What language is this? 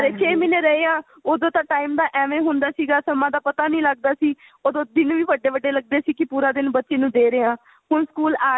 Punjabi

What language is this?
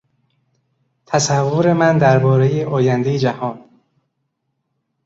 Persian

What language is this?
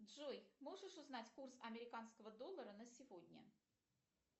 Russian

